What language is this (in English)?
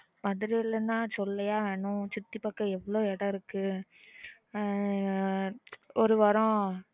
Tamil